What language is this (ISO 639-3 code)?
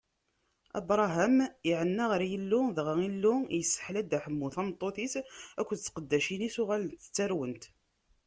kab